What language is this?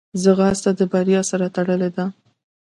Pashto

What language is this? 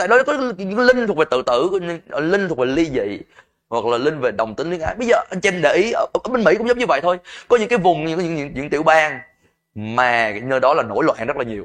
Vietnamese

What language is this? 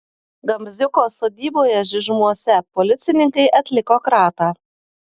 Lithuanian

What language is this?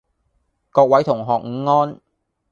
Cantonese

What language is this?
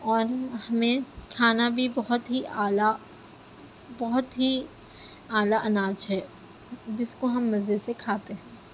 Urdu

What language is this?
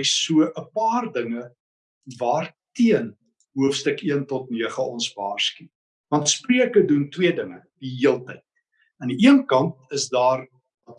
Dutch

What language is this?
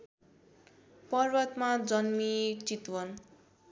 Nepali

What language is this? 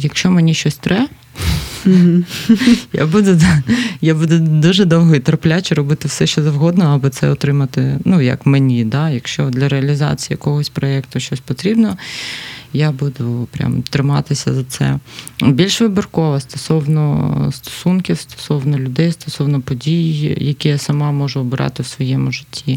Ukrainian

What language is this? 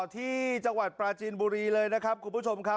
Thai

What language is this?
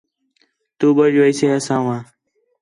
Khetrani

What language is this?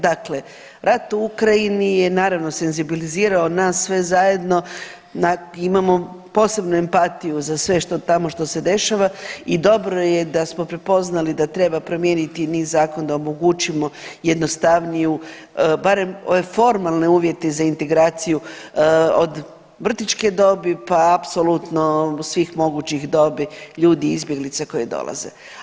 Croatian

